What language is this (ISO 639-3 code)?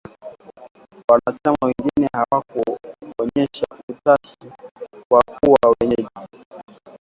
swa